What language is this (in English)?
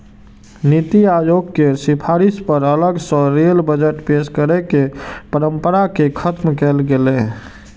Maithili